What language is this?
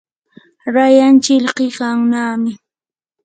Yanahuanca Pasco Quechua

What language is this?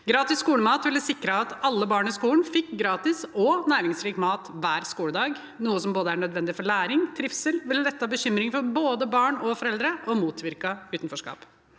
Norwegian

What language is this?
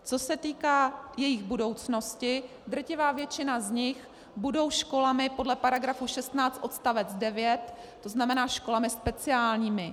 Czech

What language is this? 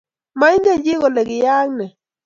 Kalenjin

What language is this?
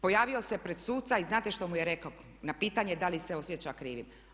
Croatian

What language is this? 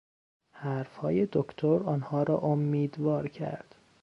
Persian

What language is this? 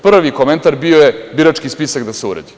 Serbian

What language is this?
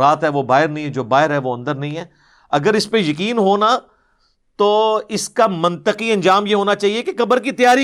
Urdu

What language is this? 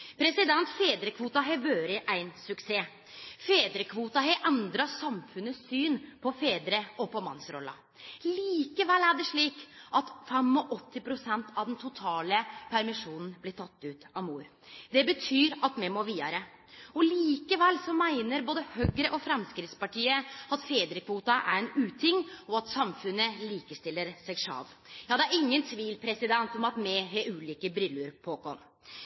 Norwegian Nynorsk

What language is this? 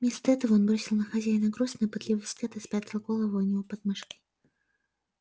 Russian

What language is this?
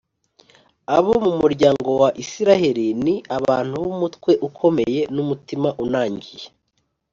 Kinyarwanda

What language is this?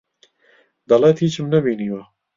Central Kurdish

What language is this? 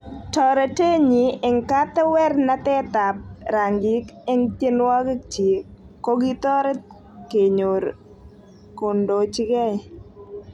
Kalenjin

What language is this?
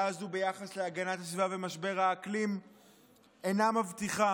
Hebrew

